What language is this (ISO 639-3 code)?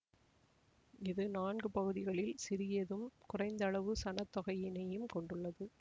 tam